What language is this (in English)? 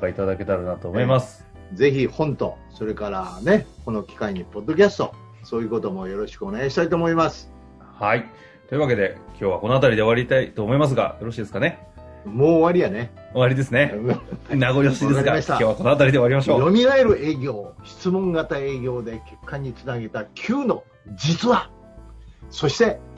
Japanese